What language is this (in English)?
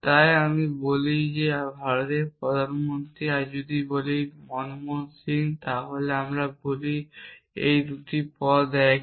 Bangla